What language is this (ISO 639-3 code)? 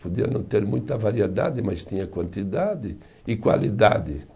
por